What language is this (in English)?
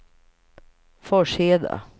Swedish